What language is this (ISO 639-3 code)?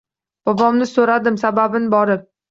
uzb